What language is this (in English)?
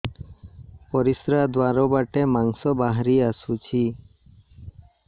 Odia